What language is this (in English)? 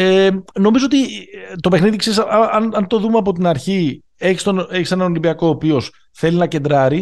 Greek